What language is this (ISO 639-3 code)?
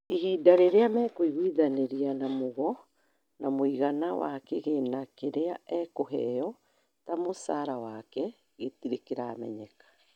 kik